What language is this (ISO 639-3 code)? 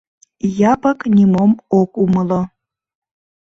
chm